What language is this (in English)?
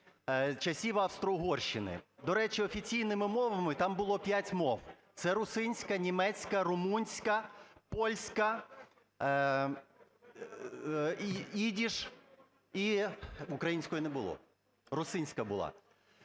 Ukrainian